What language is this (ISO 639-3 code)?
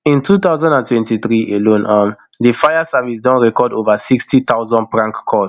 pcm